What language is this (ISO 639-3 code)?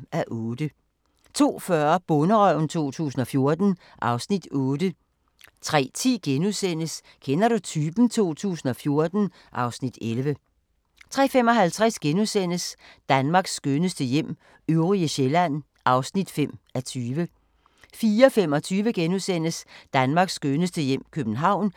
dan